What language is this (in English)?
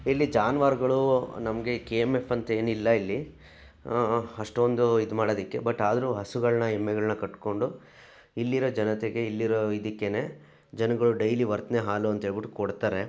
Kannada